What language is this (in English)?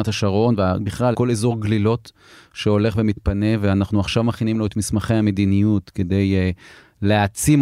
Hebrew